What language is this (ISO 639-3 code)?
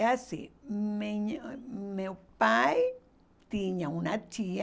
por